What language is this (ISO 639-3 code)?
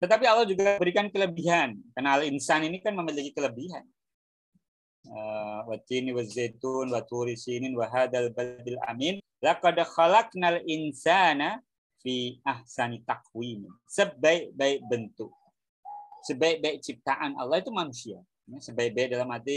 ind